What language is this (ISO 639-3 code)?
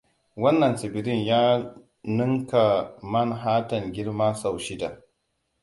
hau